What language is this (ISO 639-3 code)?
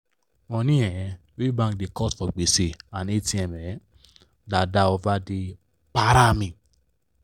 pcm